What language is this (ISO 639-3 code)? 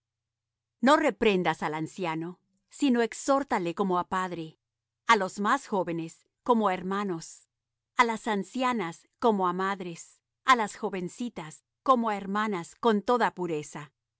spa